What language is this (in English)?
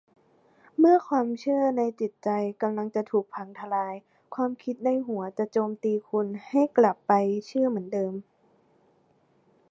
Thai